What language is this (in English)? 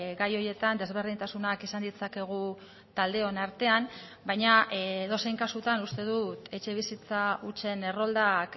Basque